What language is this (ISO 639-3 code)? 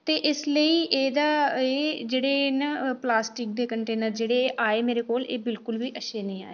doi